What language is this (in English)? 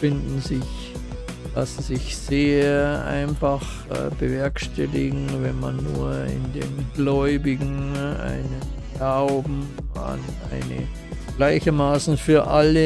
German